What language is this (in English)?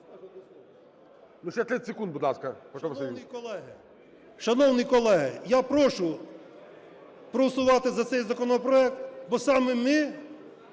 Ukrainian